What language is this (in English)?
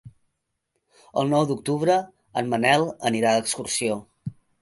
Catalan